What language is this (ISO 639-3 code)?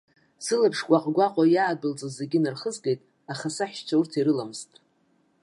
abk